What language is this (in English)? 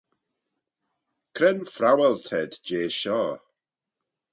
Manx